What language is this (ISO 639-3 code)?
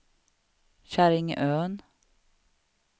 swe